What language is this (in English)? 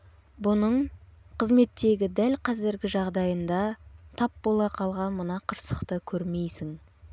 Kazakh